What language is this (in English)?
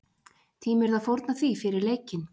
Icelandic